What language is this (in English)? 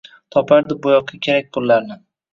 Uzbek